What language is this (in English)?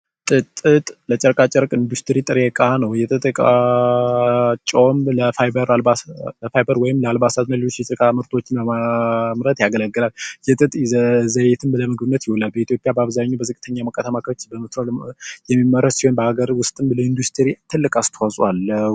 Amharic